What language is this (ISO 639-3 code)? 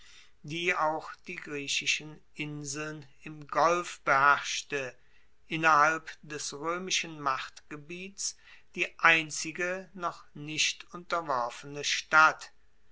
deu